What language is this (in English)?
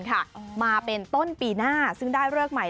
Thai